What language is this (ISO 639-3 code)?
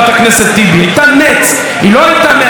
heb